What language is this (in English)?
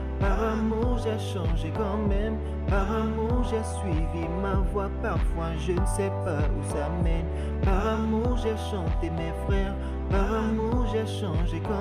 French